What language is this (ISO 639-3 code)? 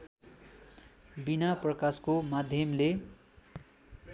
nep